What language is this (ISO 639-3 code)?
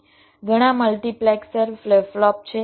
guj